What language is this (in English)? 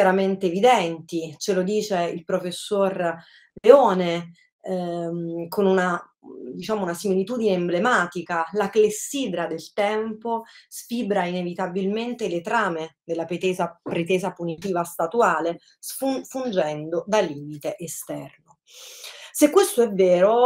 Italian